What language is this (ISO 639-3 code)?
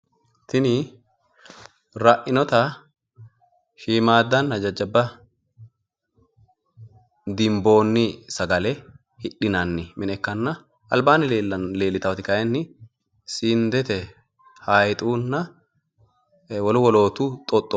sid